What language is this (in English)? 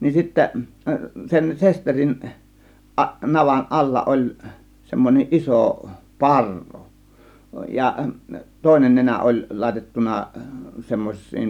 Finnish